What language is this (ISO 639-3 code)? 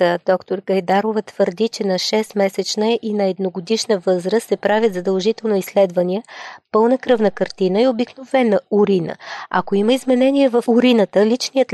bul